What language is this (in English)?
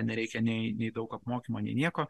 Lithuanian